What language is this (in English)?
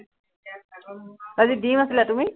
Assamese